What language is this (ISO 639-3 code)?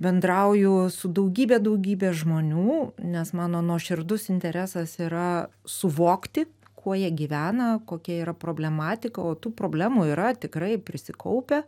lit